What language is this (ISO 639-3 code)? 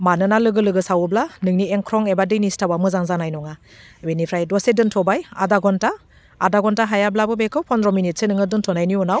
brx